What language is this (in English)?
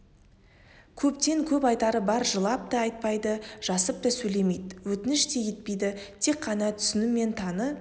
Kazakh